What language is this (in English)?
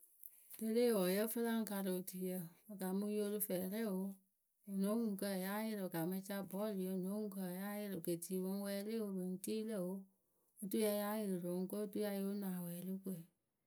Akebu